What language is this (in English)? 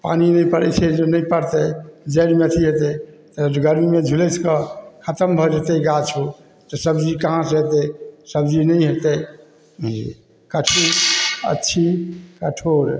Maithili